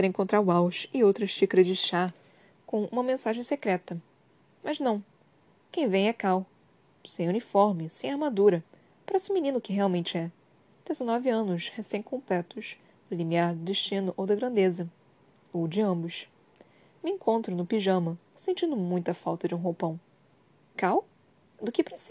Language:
Portuguese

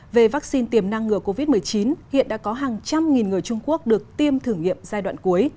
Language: Vietnamese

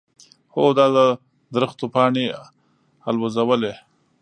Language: Pashto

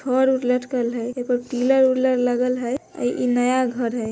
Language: Magahi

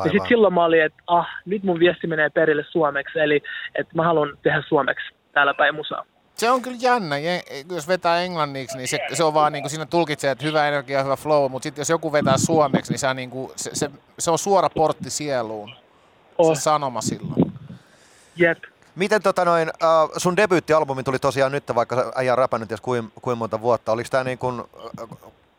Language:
Finnish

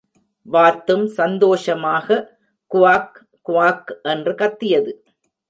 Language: Tamil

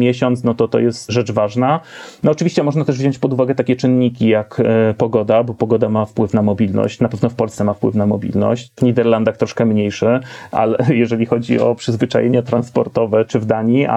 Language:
Polish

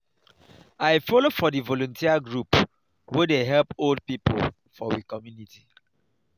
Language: Nigerian Pidgin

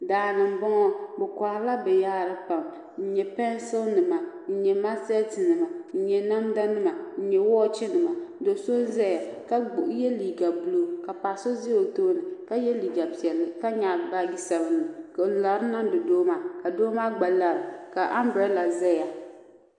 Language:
Dagbani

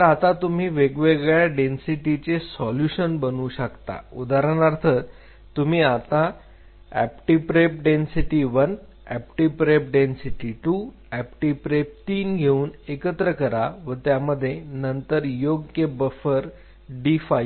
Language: Marathi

